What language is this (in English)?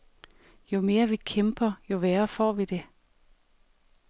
Danish